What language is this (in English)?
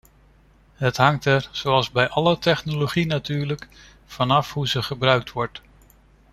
Dutch